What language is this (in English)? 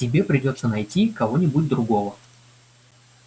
Russian